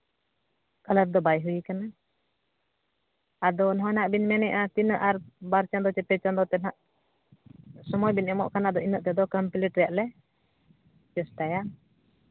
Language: Santali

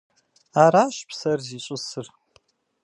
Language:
Kabardian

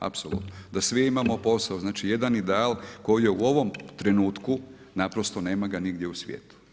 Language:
Croatian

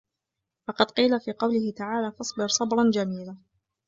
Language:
Arabic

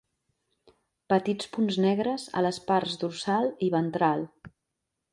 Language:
Catalan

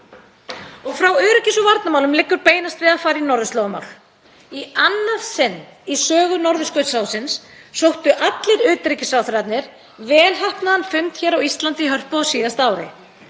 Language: Icelandic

